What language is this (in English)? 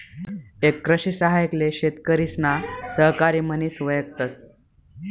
Marathi